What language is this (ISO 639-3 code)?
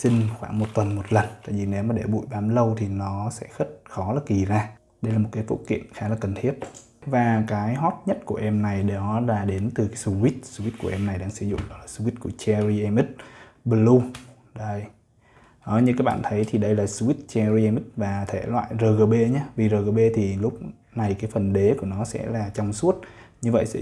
vie